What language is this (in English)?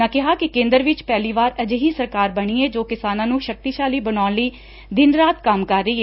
Punjabi